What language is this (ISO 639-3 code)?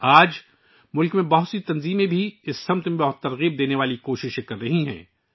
urd